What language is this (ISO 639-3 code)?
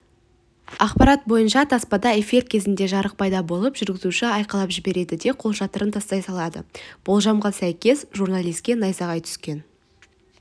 kaz